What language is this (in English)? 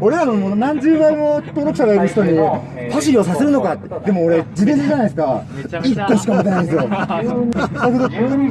Japanese